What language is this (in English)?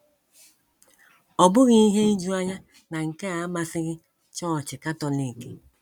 Igbo